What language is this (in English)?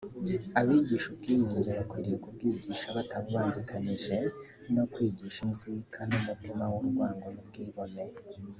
Kinyarwanda